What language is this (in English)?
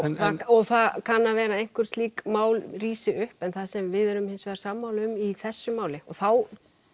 Icelandic